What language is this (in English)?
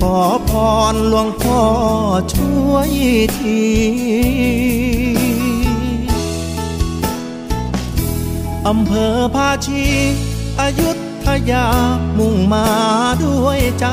Thai